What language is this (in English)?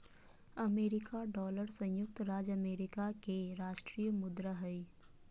Magahi